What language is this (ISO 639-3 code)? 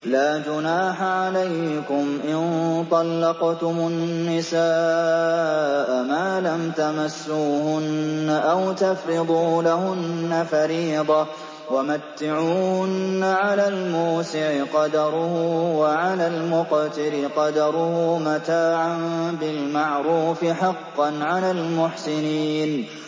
ara